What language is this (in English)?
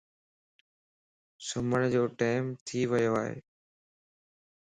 Lasi